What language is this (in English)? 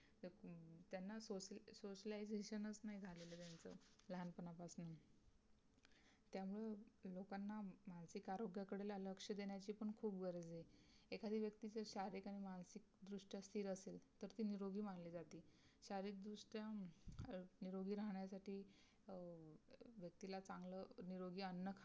Marathi